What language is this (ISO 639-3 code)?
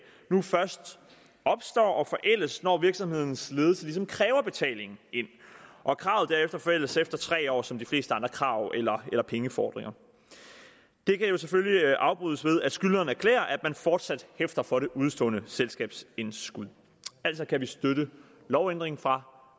dan